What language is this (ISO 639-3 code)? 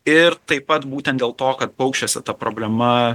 lit